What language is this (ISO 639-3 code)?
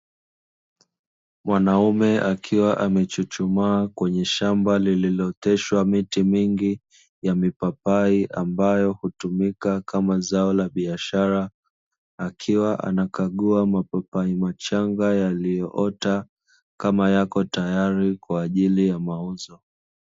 swa